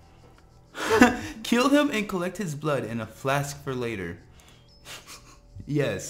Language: English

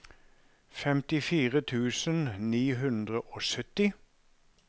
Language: Norwegian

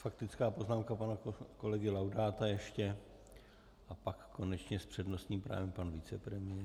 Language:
Czech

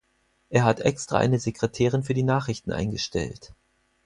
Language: German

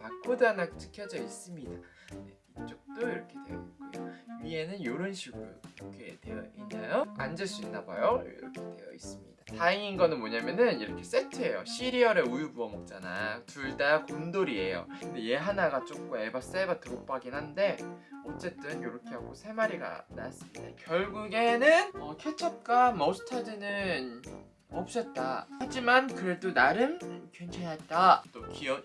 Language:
Korean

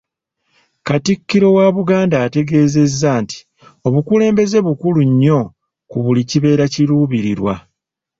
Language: Ganda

